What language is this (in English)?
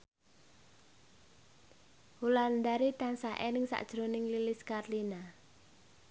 Javanese